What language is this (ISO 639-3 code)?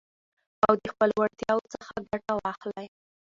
pus